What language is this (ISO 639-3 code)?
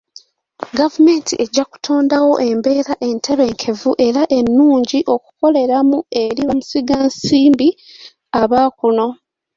lug